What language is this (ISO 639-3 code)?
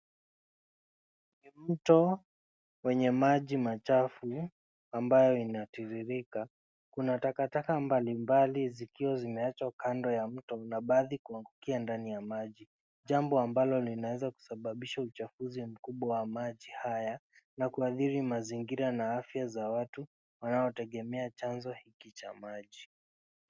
swa